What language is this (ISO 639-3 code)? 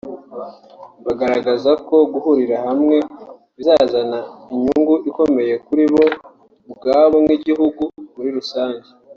kin